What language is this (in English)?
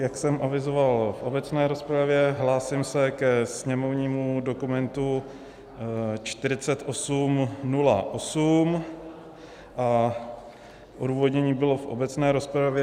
Czech